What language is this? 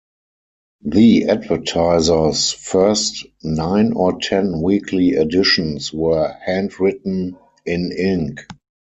English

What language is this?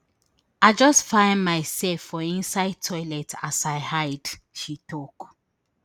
Nigerian Pidgin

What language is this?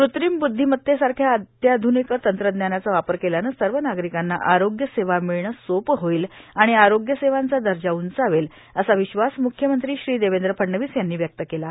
Marathi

